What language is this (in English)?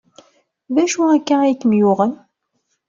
Kabyle